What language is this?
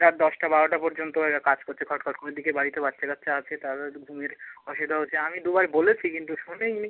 Bangla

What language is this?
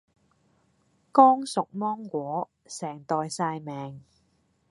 Cantonese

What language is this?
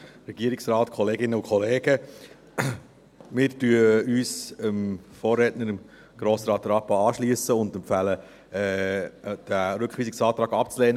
Swiss German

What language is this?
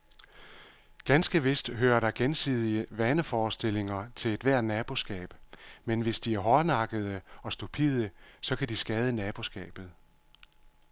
Danish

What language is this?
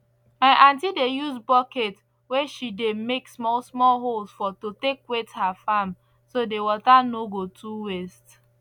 Nigerian Pidgin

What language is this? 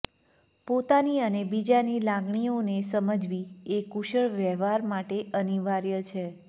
Gujarati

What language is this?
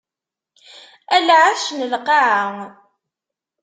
Kabyle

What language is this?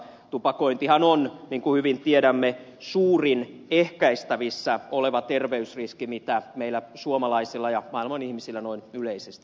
Finnish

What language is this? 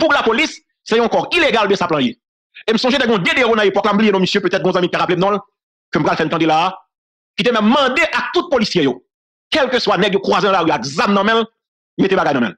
French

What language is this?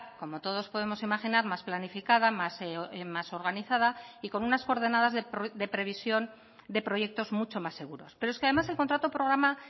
Spanish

